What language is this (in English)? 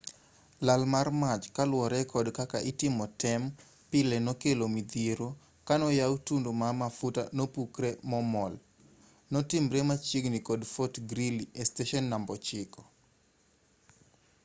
Luo (Kenya and Tanzania)